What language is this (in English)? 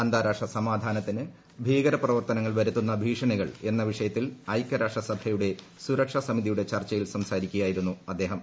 Malayalam